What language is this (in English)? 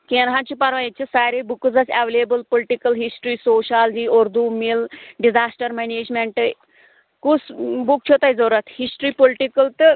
Kashmiri